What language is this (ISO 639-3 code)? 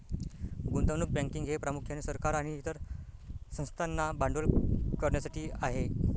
mar